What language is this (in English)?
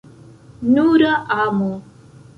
Esperanto